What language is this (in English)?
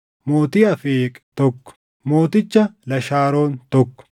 Oromo